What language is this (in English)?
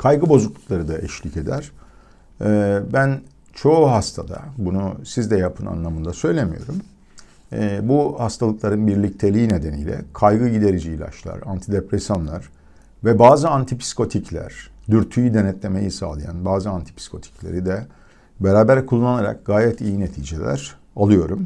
Turkish